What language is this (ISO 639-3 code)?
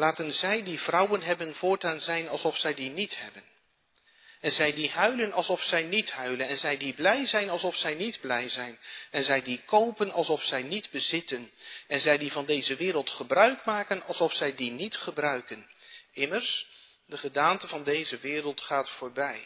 nld